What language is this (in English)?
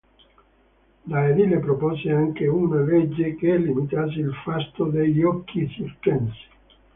Italian